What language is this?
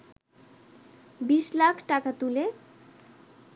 Bangla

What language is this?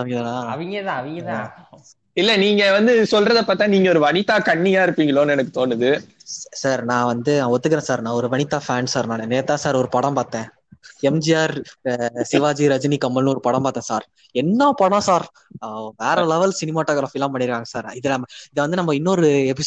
Tamil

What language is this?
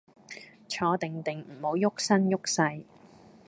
Cantonese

